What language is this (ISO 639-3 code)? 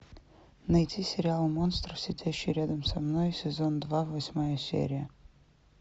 rus